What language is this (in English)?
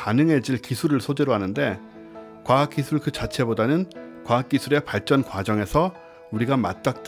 Korean